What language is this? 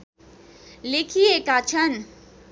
Nepali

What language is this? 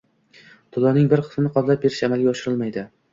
Uzbek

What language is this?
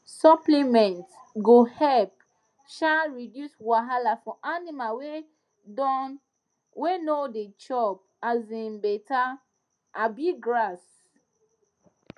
Nigerian Pidgin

